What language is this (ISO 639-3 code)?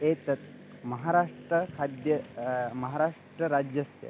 san